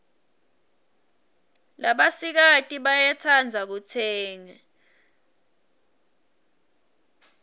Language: Swati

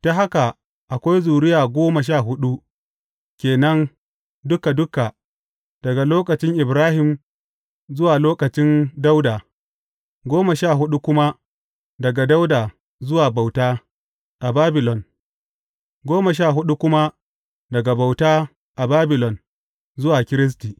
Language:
Hausa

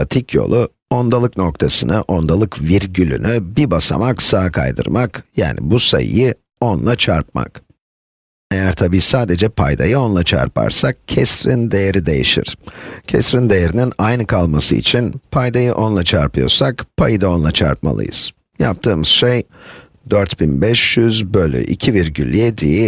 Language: Turkish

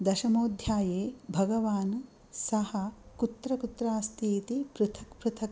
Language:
Sanskrit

